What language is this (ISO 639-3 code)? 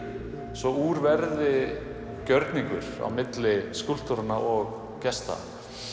isl